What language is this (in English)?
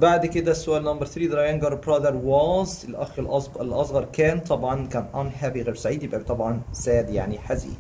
Arabic